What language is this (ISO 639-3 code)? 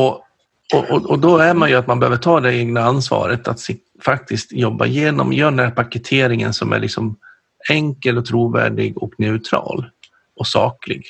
swe